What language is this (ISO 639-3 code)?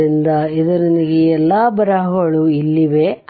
kan